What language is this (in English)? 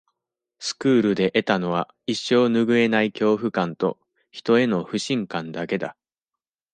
Japanese